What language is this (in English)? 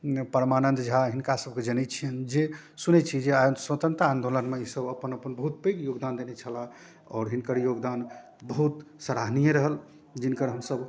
Maithili